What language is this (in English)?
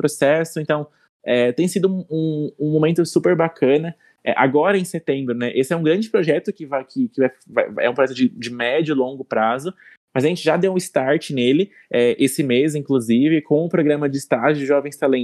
Portuguese